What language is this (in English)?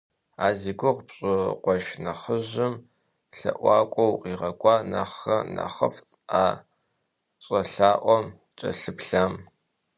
Kabardian